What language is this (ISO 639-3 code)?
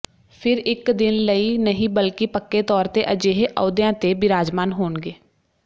pan